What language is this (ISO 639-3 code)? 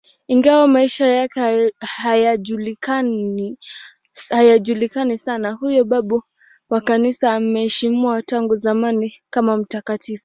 swa